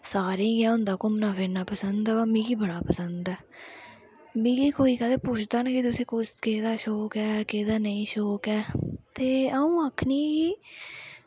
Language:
Dogri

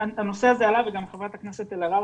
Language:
Hebrew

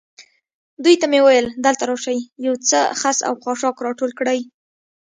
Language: Pashto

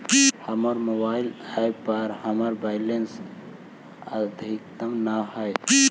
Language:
Magahi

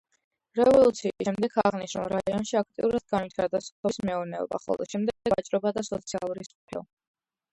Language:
Georgian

